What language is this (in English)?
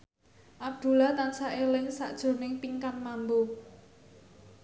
Javanese